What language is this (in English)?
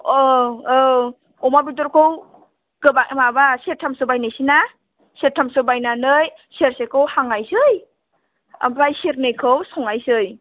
Bodo